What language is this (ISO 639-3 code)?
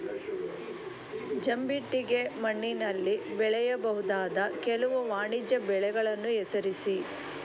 kan